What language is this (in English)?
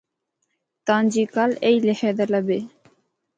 Northern Hindko